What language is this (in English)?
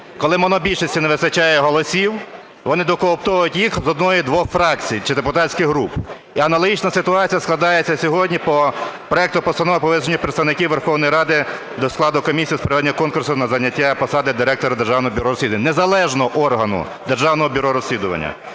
Ukrainian